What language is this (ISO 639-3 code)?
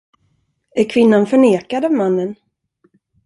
swe